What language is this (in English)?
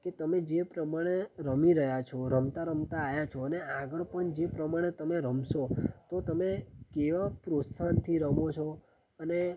Gujarati